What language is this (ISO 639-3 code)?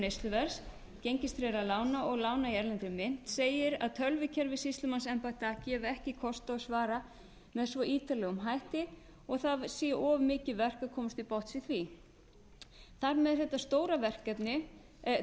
isl